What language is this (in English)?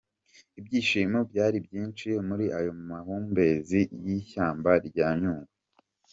Kinyarwanda